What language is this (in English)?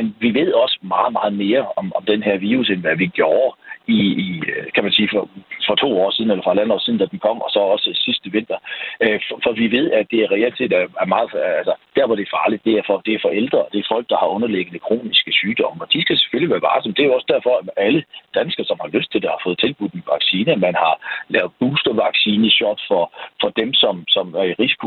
Danish